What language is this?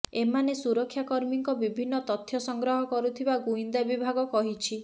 Odia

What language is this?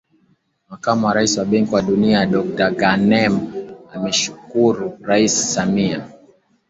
Swahili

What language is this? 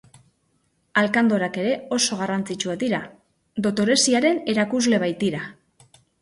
Basque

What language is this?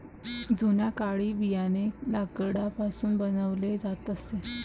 Marathi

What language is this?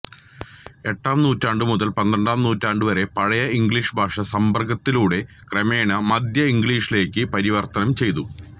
Malayalam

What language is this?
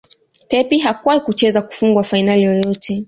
Swahili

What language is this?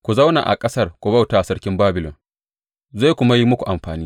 Hausa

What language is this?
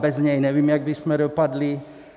Czech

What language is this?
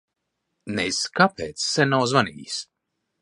Latvian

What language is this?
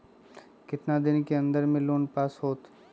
Magahi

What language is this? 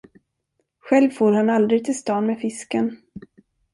Swedish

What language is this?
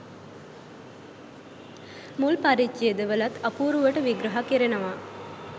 Sinhala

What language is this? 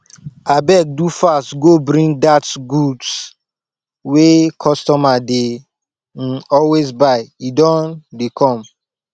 Nigerian Pidgin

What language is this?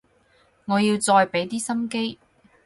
Cantonese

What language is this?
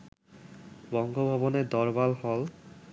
Bangla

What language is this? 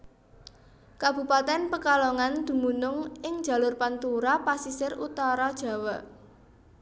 Javanese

